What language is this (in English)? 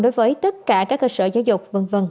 Vietnamese